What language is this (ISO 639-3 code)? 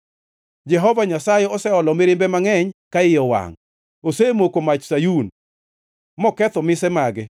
luo